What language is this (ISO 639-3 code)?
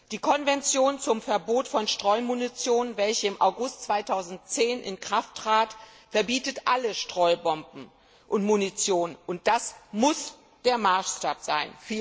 deu